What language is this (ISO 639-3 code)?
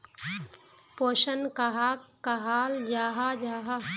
mag